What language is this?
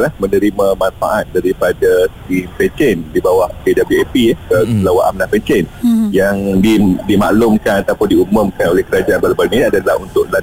Malay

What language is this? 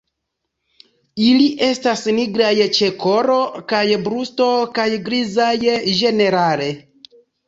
Esperanto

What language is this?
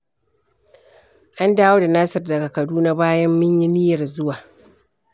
Hausa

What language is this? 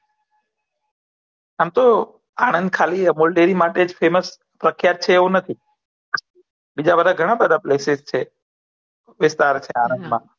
Gujarati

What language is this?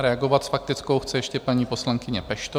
Czech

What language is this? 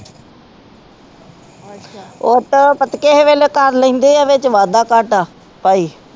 Punjabi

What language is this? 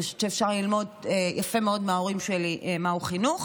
Hebrew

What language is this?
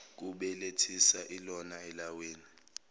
Zulu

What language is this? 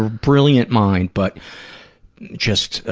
English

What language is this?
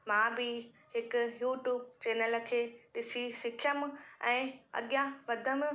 Sindhi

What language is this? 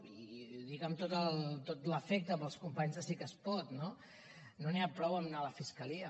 Catalan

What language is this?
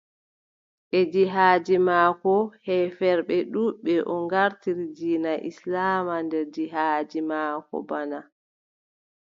Adamawa Fulfulde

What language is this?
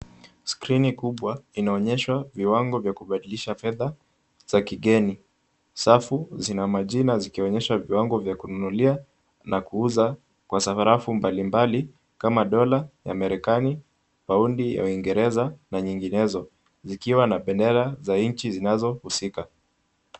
Swahili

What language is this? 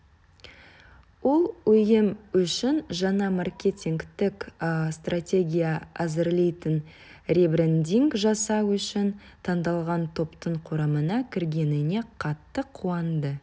Kazakh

